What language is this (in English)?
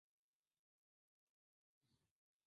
Swahili